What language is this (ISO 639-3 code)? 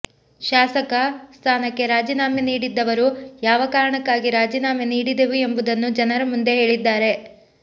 kan